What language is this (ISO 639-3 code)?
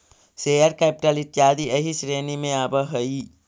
mag